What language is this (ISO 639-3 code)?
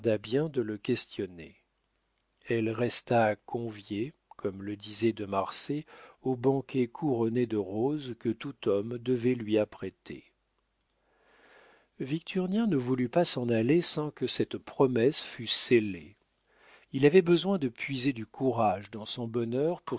fra